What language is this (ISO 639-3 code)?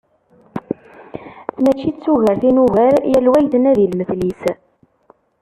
kab